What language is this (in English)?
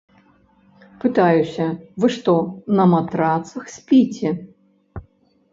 Belarusian